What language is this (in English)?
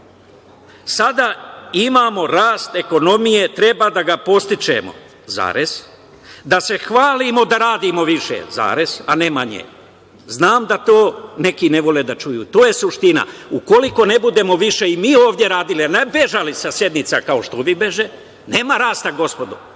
Serbian